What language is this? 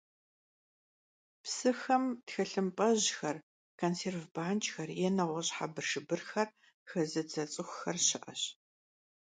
Kabardian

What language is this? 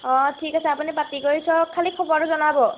Assamese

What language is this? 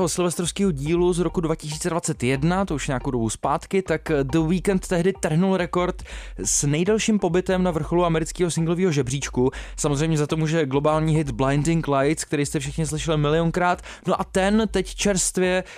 Czech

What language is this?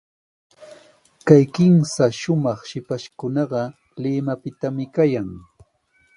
Sihuas Ancash Quechua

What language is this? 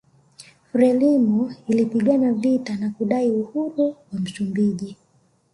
Swahili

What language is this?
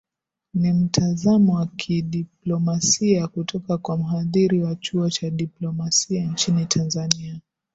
Swahili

